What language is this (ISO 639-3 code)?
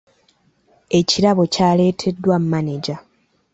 lug